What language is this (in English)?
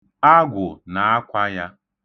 Igbo